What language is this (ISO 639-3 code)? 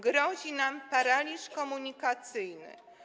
pol